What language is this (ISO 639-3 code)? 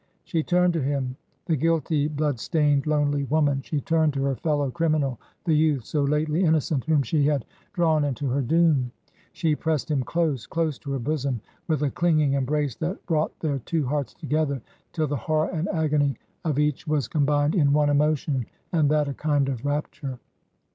eng